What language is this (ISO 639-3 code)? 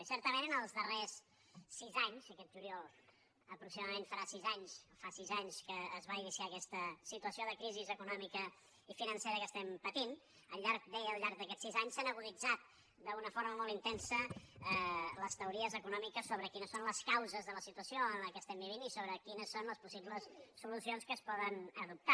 cat